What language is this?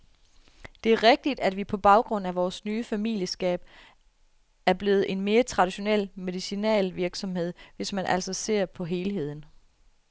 Danish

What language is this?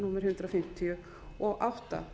Icelandic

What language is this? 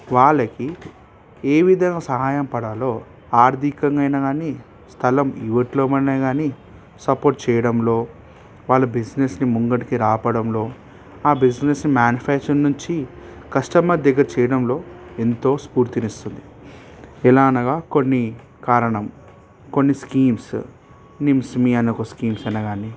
Telugu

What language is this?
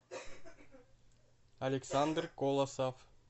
Russian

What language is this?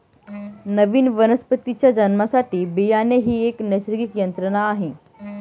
Marathi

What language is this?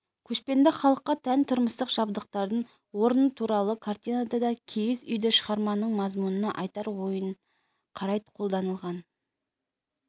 Kazakh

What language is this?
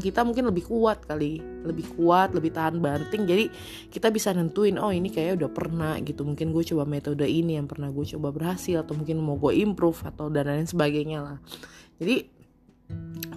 Indonesian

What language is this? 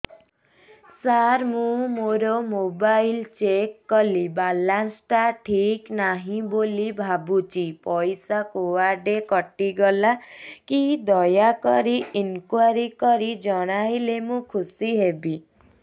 Odia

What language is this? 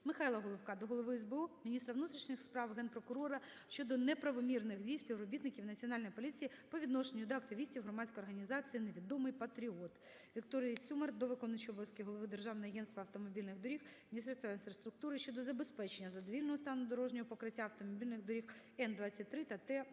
Ukrainian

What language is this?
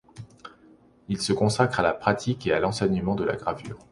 French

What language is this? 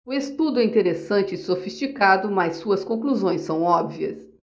Portuguese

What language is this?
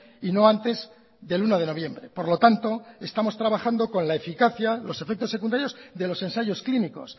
Spanish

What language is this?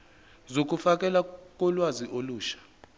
Zulu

